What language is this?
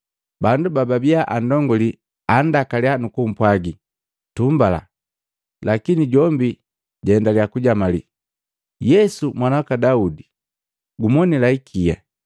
Matengo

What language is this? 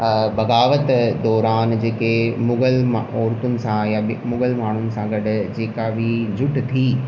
Sindhi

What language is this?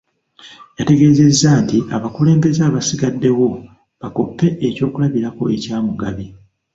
Ganda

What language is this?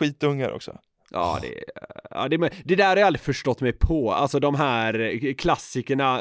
Swedish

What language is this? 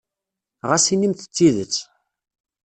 Kabyle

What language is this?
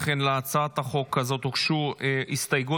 Hebrew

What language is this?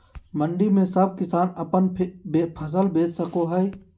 Magahi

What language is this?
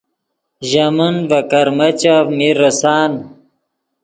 Yidgha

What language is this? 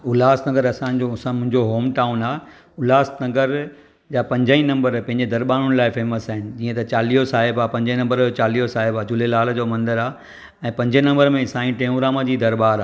Sindhi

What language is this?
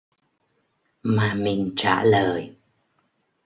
Vietnamese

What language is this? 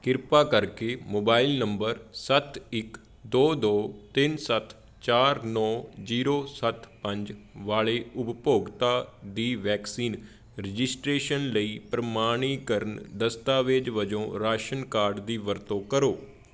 Punjabi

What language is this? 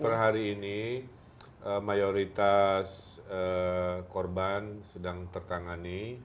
Indonesian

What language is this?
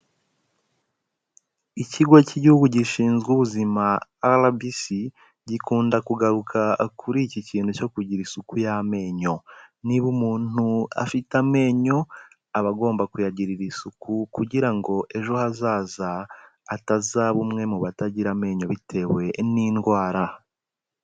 Kinyarwanda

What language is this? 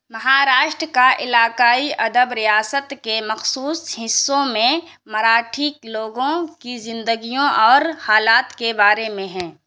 Urdu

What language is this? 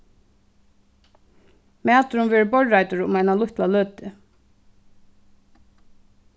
Faroese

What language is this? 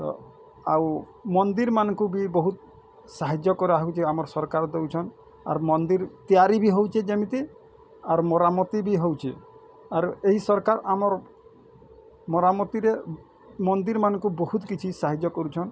Odia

